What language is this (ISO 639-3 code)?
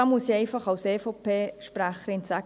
gsw